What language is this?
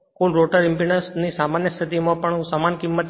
Gujarati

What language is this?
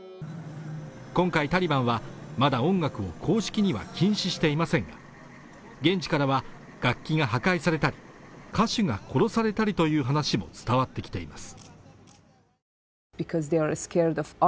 Japanese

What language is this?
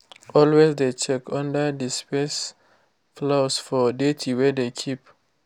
Nigerian Pidgin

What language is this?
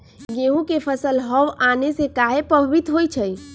Magahi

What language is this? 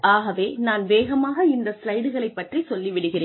Tamil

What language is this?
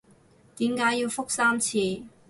Cantonese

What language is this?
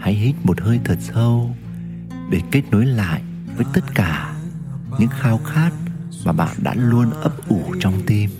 Vietnamese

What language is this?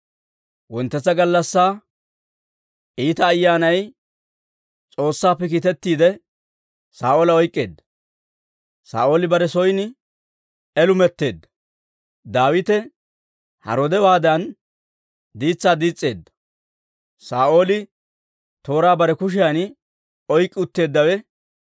Dawro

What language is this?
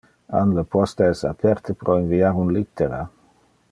Interlingua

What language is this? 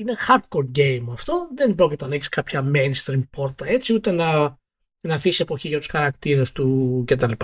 Greek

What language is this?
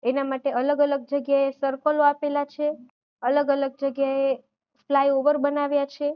Gujarati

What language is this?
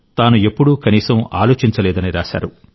Telugu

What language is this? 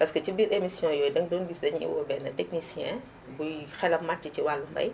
Wolof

